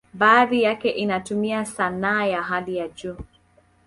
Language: Swahili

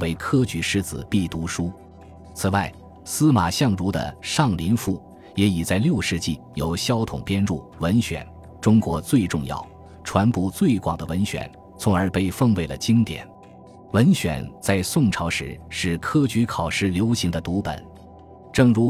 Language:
Chinese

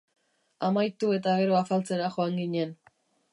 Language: Basque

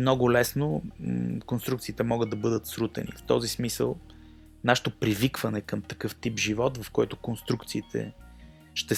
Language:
Bulgarian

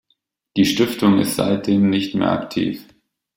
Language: German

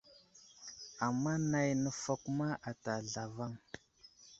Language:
Wuzlam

